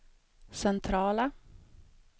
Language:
Swedish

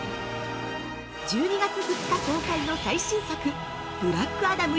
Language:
Japanese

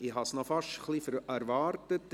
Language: Swiss German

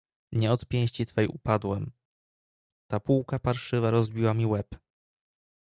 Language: Polish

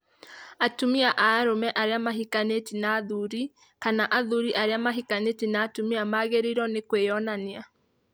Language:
Kikuyu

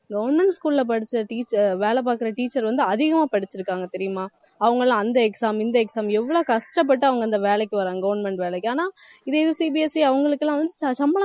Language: Tamil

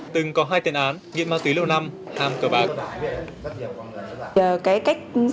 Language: Vietnamese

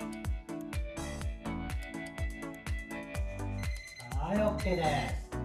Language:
Japanese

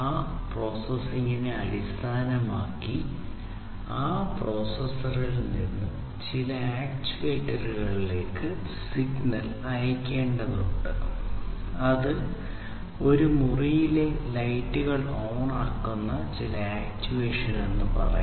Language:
Malayalam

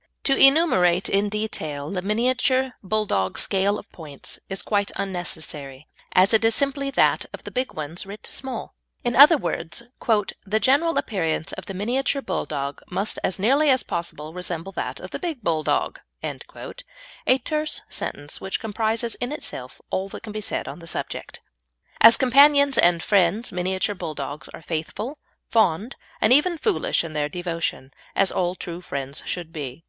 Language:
English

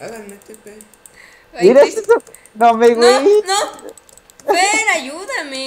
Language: Spanish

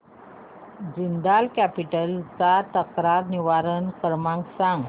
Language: Marathi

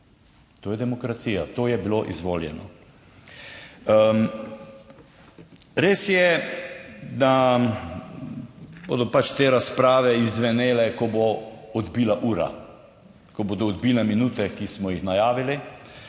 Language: Slovenian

